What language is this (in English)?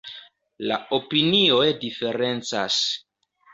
Esperanto